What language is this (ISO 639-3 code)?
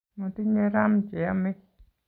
kln